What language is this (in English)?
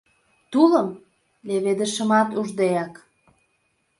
Mari